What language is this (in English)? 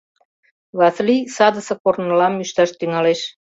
Mari